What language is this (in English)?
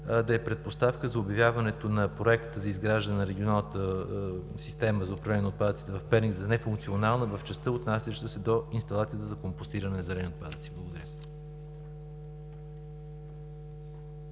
Bulgarian